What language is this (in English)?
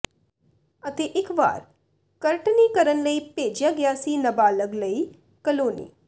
Punjabi